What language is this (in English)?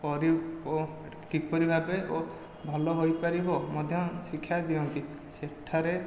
Odia